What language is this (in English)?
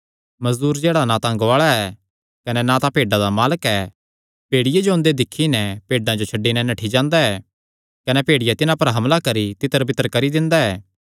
Kangri